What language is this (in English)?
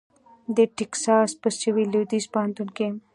Pashto